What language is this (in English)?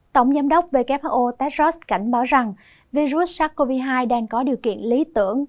Vietnamese